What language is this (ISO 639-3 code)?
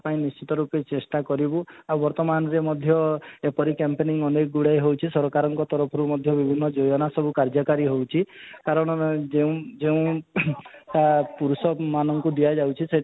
ori